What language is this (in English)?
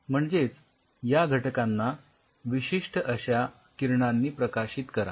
Marathi